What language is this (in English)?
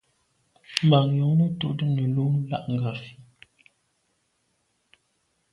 Medumba